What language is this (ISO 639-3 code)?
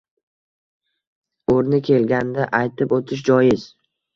uzb